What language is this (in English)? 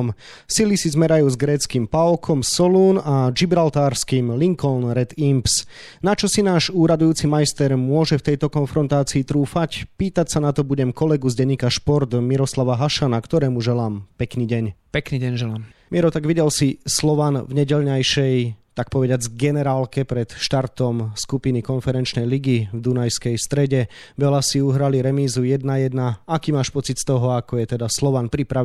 Slovak